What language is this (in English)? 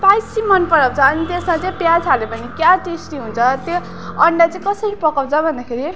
Nepali